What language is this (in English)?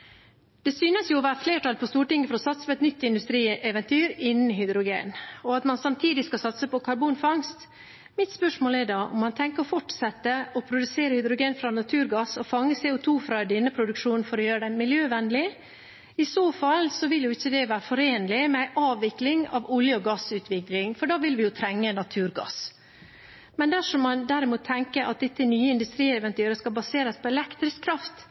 Norwegian Bokmål